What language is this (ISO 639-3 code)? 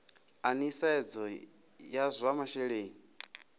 ven